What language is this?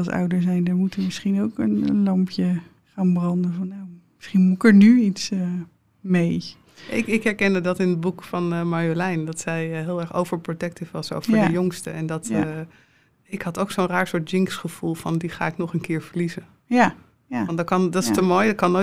Dutch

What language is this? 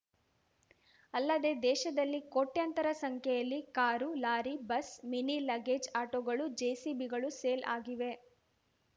Kannada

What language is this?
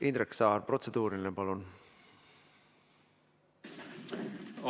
Estonian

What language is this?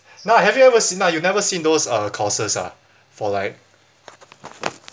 English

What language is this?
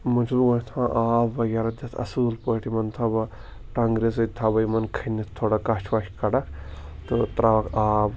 Kashmiri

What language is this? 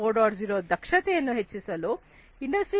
Kannada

